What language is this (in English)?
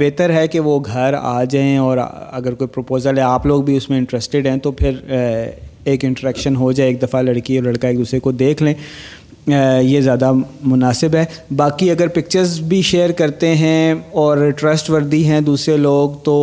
Urdu